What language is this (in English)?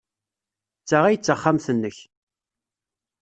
Kabyle